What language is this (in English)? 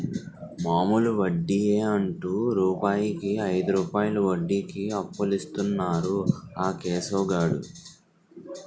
Telugu